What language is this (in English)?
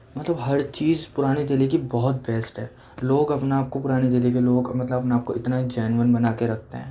Urdu